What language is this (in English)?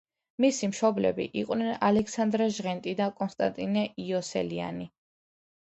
Georgian